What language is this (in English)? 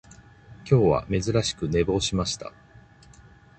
Japanese